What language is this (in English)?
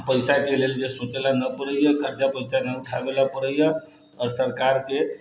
Maithili